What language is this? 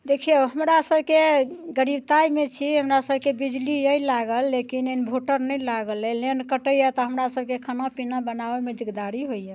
Maithili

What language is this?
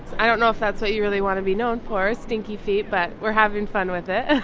English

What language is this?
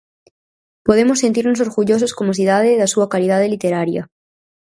Galician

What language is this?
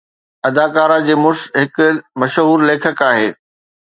Sindhi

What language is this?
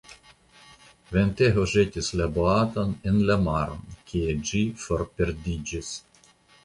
Esperanto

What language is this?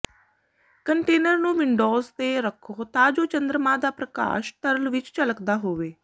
Punjabi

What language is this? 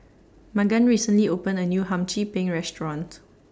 English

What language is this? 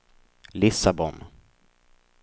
Swedish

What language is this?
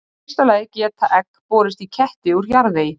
Icelandic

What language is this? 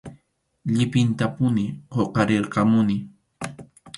Arequipa-La Unión Quechua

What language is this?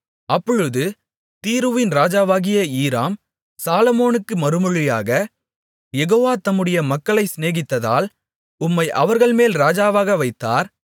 Tamil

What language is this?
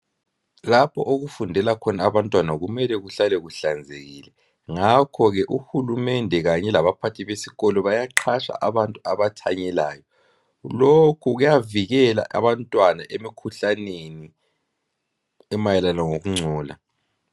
North Ndebele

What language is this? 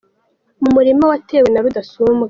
Kinyarwanda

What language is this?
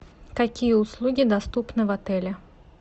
Russian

